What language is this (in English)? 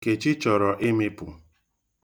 Igbo